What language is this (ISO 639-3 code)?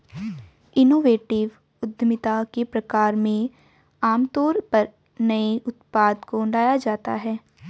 hin